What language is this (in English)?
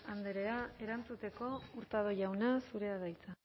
Basque